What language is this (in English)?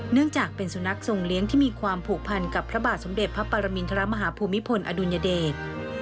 Thai